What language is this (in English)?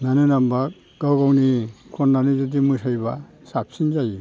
Bodo